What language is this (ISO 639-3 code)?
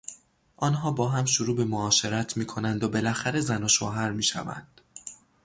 fas